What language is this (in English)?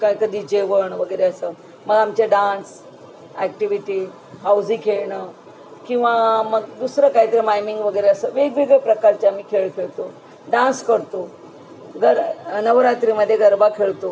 Marathi